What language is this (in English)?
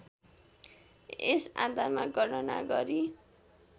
Nepali